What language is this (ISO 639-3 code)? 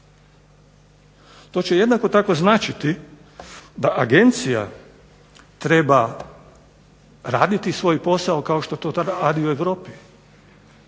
hrv